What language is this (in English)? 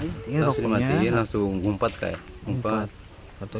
Indonesian